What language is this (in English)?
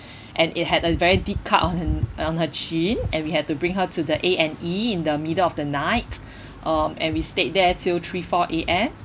English